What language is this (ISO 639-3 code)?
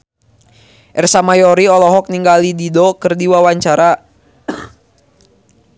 sun